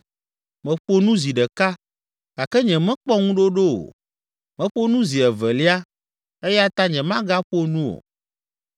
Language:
Ewe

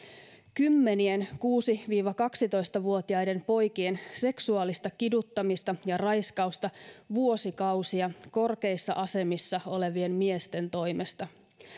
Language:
Finnish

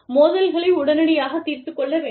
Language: Tamil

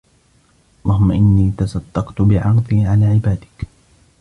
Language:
Arabic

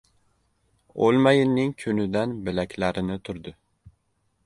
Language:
Uzbek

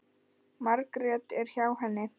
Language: Icelandic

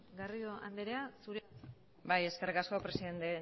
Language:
Basque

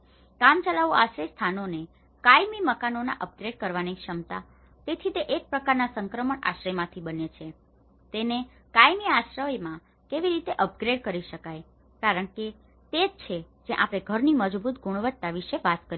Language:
Gujarati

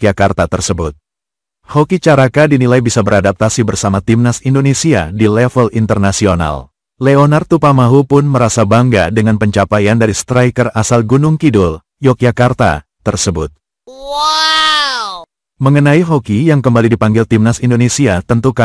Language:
Indonesian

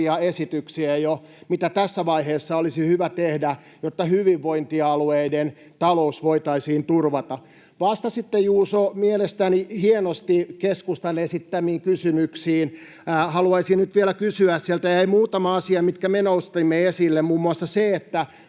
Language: Finnish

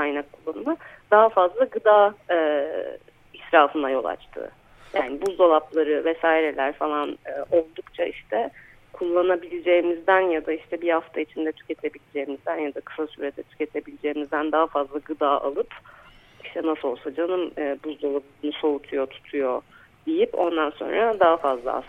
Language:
Turkish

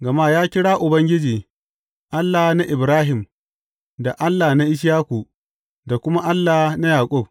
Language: Hausa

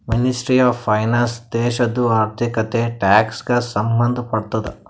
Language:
Kannada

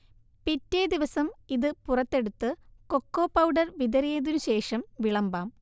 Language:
Malayalam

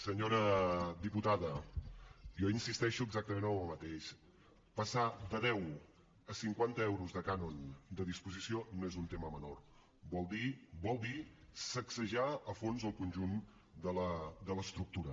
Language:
Catalan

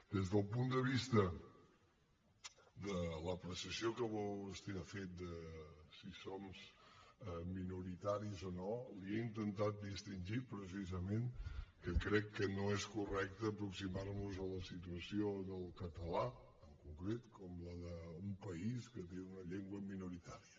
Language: Catalan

